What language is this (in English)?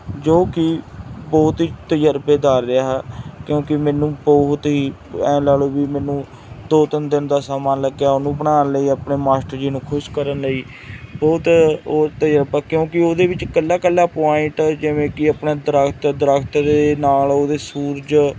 Punjabi